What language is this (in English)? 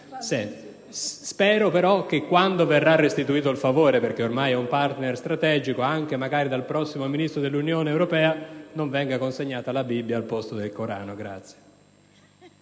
Italian